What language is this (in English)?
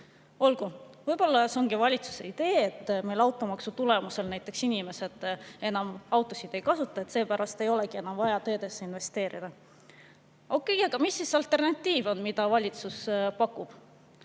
Estonian